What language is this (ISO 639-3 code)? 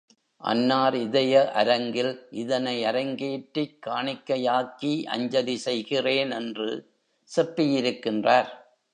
tam